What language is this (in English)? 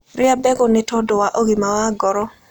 Kikuyu